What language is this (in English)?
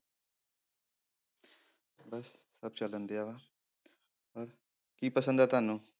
Punjabi